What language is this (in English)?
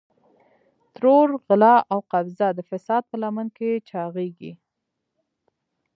Pashto